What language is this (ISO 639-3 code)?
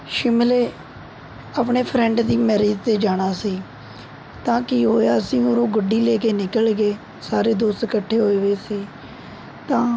pan